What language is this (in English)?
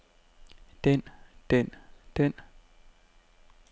Danish